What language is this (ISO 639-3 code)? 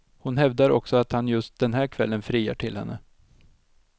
swe